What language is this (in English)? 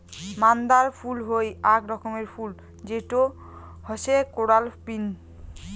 Bangla